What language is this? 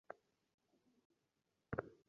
Bangla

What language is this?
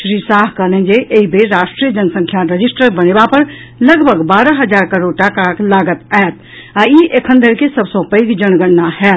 Maithili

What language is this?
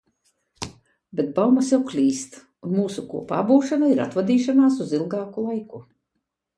Latvian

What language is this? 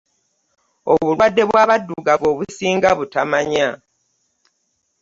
Ganda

